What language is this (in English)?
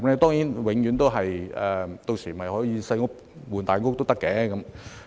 Cantonese